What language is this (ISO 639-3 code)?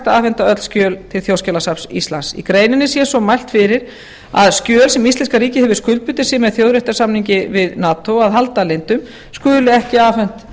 isl